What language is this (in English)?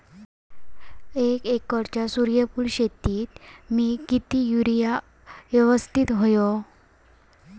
Marathi